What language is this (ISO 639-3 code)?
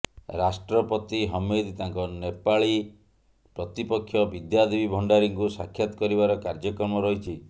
ori